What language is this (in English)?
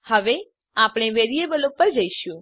Gujarati